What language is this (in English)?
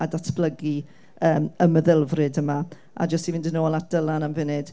Welsh